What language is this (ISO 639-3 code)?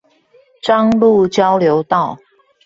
zho